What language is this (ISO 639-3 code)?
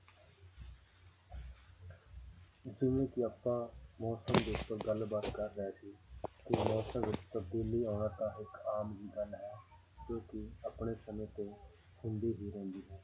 pan